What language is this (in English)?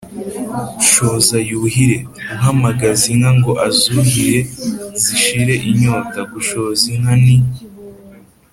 Kinyarwanda